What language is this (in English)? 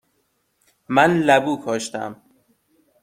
Persian